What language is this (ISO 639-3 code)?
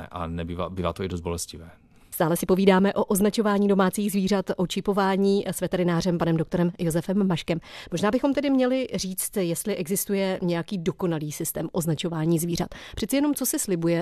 ces